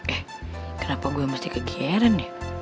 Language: Indonesian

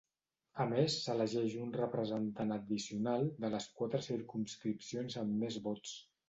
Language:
Catalan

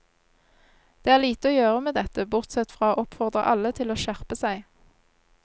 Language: Norwegian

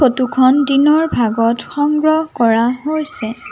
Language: Assamese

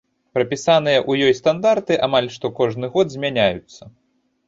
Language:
Belarusian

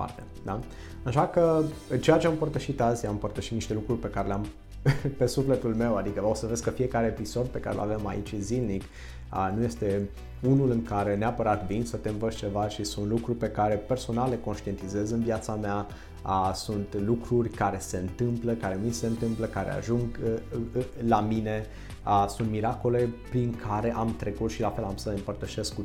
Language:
Romanian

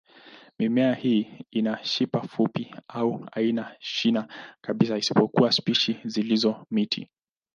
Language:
Swahili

